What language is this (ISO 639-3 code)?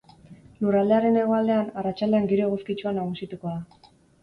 eus